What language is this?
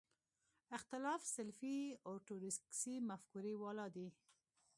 Pashto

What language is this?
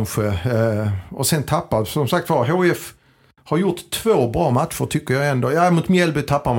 Swedish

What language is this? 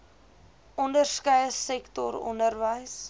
Afrikaans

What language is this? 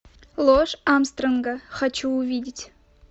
Russian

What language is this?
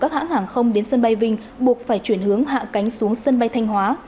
Vietnamese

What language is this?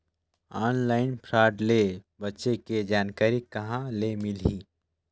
Chhattisgarhi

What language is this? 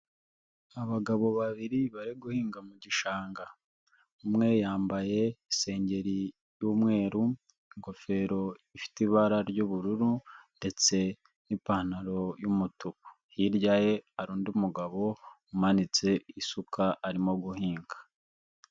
Kinyarwanda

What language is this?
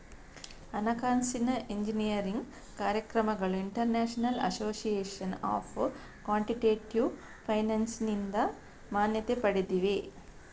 Kannada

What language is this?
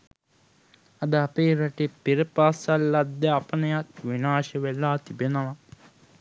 Sinhala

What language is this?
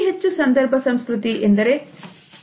Kannada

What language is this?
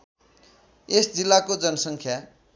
Nepali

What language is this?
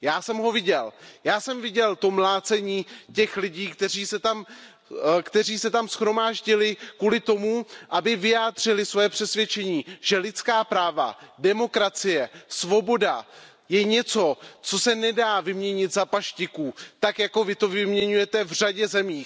Czech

